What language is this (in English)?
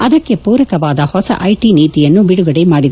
Kannada